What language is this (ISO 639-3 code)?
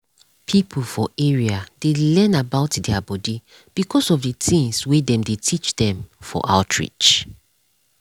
pcm